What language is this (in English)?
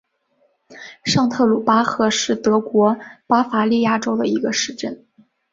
Chinese